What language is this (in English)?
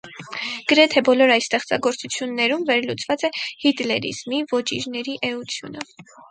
Armenian